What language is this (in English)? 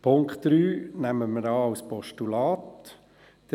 Swiss German